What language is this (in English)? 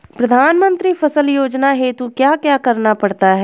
Hindi